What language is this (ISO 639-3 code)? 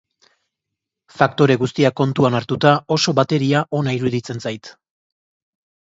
eus